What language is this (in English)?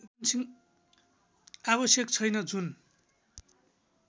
Nepali